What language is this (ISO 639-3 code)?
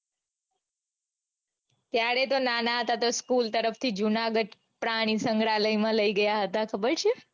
guj